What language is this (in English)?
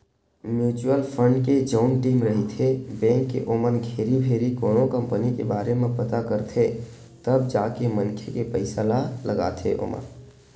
Chhattisgarhi